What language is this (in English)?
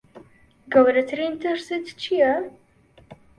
Central Kurdish